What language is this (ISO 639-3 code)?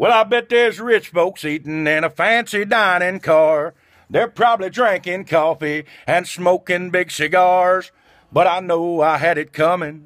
eng